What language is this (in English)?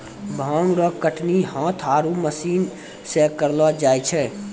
Maithili